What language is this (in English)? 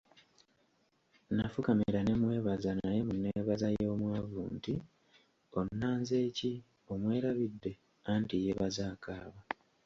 Ganda